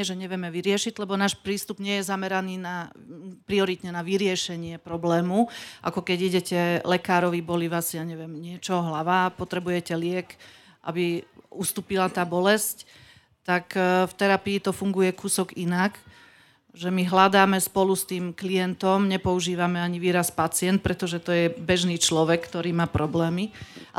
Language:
Slovak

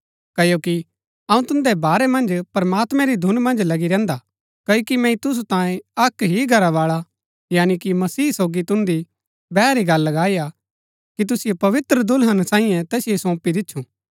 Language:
Gaddi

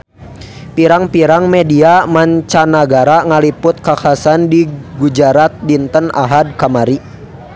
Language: Sundanese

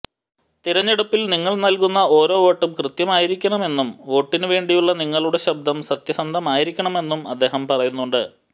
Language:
Malayalam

